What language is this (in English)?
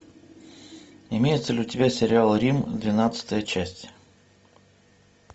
Russian